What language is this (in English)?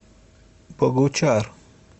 Russian